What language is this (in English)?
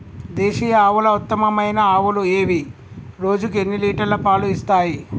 Telugu